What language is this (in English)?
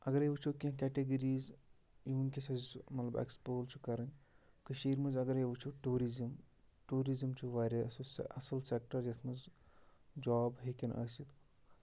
Kashmiri